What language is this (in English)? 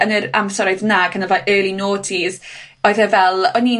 Welsh